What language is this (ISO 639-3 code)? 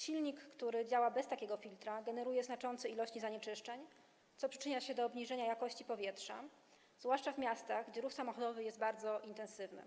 pol